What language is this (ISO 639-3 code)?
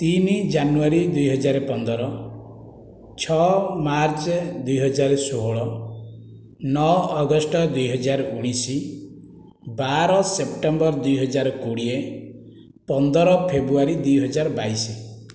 ori